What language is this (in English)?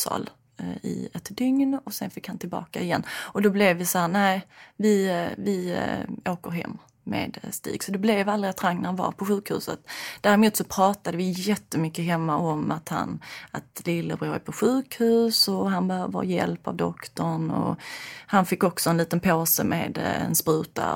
Swedish